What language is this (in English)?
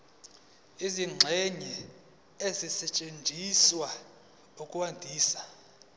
Zulu